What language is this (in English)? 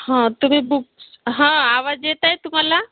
Marathi